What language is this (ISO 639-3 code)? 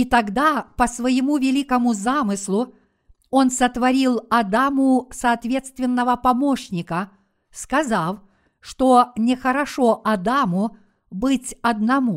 rus